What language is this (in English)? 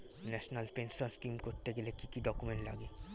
Bangla